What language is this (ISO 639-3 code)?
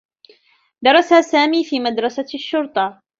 ara